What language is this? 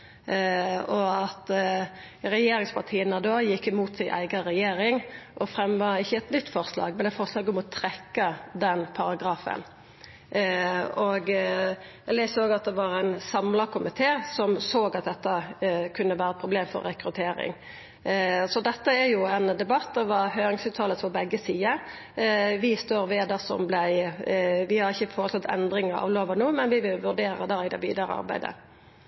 Norwegian Nynorsk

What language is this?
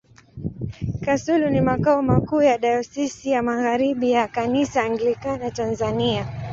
Swahili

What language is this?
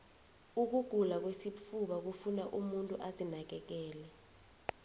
South Ndebele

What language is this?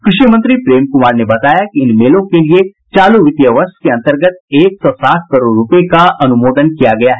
Hindi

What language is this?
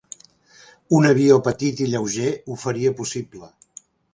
Catalan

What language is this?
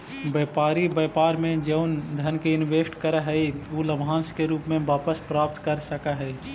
Magahi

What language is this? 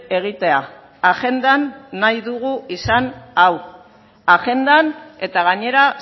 Basque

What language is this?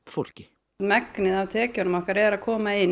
Icelandic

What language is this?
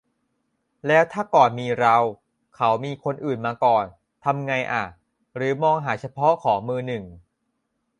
Thai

